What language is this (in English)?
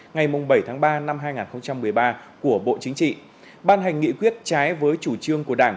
Vietnamese